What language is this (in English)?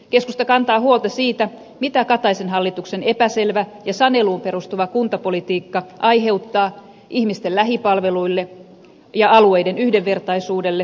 Finnish